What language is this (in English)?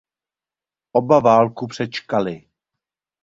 Czech